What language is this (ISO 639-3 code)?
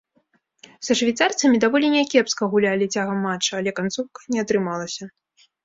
bel